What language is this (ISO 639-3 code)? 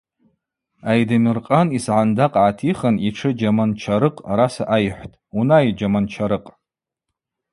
abq